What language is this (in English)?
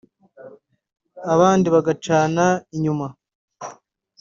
Kinyarwanda